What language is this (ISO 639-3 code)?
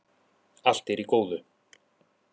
isl